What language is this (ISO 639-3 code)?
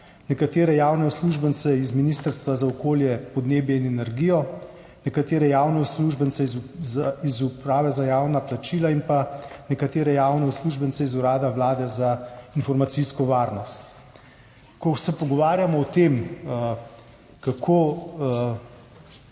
slv